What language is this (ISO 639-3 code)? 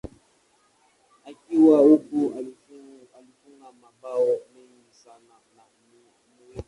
swa